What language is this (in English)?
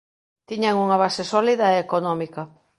Galician